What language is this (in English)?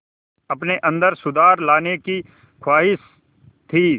Hindi